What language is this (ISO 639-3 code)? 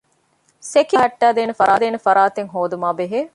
div